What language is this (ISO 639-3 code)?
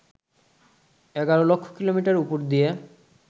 ben